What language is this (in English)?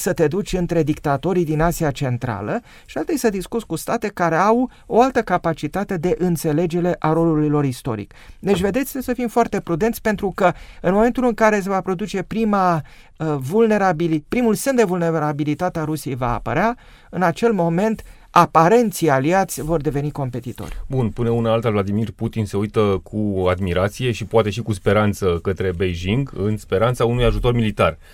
Romanian